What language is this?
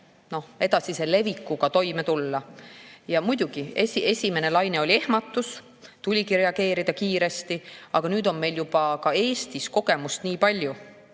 Estonian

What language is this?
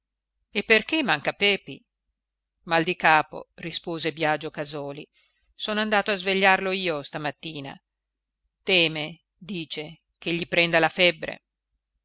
Italian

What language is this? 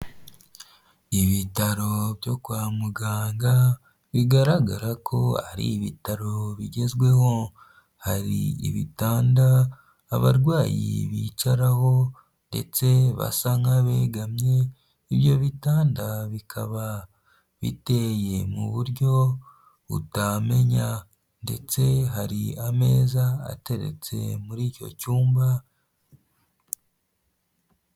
Kinyarwanda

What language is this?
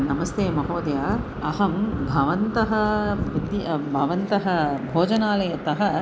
Sanskrit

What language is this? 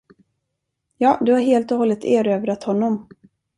Swedish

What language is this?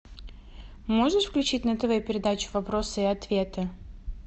Russian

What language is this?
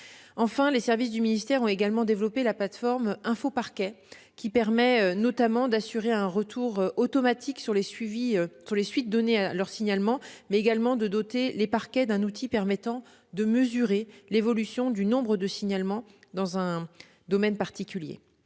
French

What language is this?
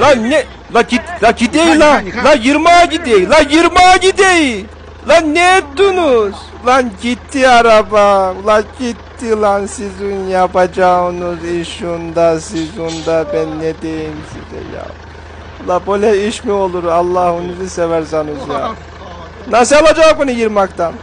Turkish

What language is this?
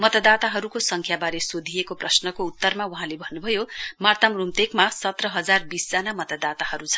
Nepali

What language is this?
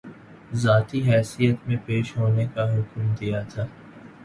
Urdu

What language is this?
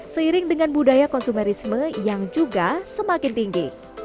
Indonesian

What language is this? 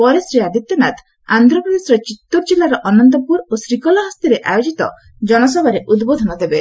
Odia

